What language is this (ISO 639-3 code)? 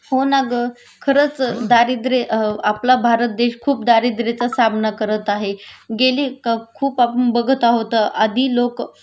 mar